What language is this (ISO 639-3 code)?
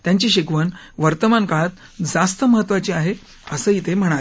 mar